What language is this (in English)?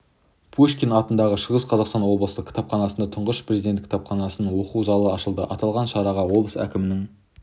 Kazakh